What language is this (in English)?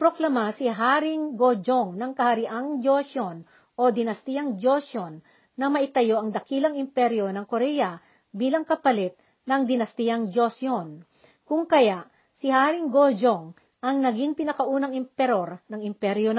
Filipino